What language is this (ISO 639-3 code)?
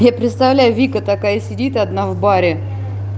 rus